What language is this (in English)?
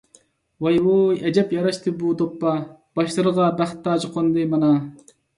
Uyghur